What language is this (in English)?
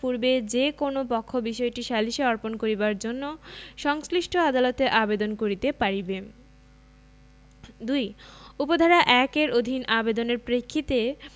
Bangla